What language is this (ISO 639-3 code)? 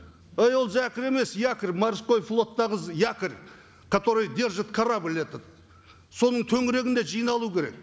kaz